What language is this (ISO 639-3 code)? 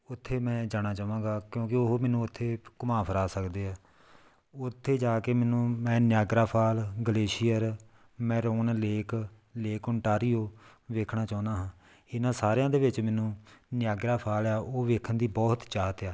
pan